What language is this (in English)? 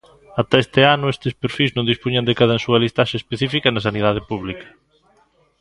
Galician